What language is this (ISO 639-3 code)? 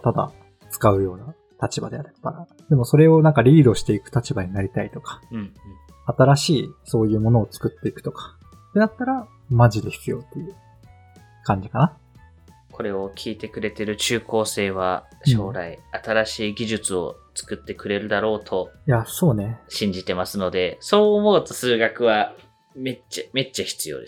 jpn